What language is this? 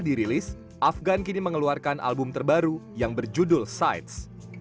Indonesian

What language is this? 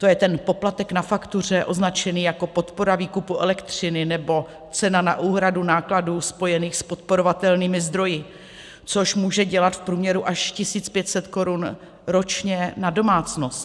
Czech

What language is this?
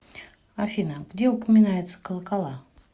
Russian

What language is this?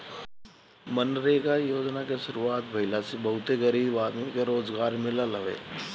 Bhojpuri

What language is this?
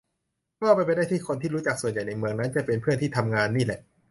Thai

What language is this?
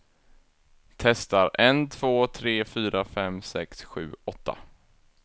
Swedish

